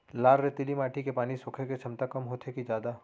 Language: Chhattisgarhi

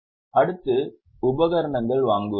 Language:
Tamil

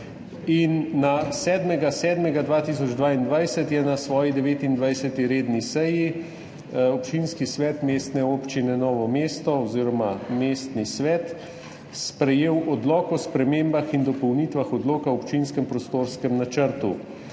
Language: Slovenian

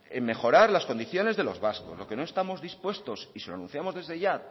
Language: Spanish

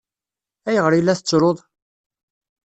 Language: Kabyle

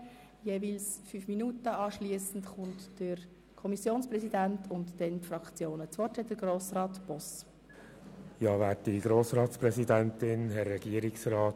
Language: Swiss German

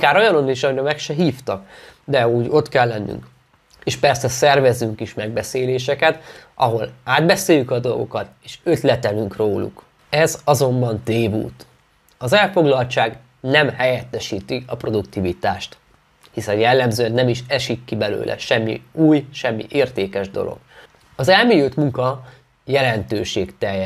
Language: Hungarian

